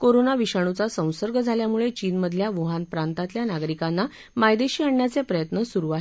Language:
Marathi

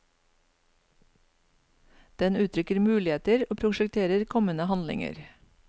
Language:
Norwegian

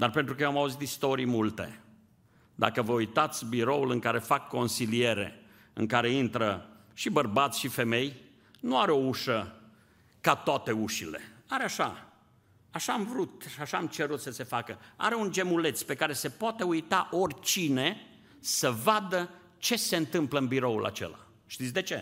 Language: Romanian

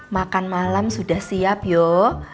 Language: Indonesian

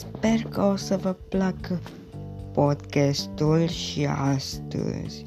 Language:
Romanian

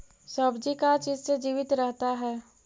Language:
Magahi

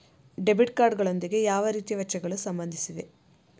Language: Kannada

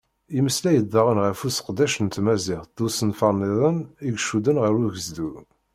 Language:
Kabyle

